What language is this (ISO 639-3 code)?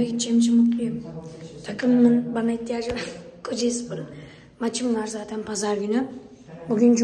tur